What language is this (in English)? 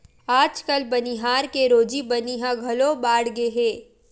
Chhattisgarhi